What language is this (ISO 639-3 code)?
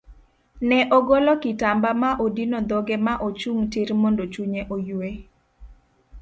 luo